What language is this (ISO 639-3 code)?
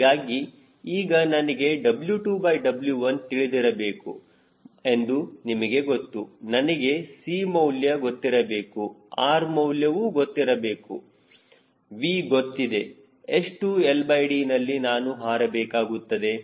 kan